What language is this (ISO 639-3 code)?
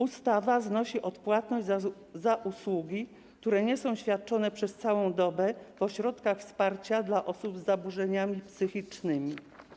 pol